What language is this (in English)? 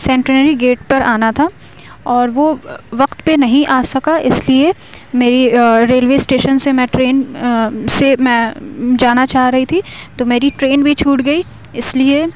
Urdu